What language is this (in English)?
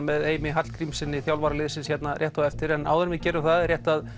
Icelandic